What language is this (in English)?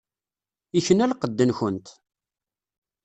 Kabyle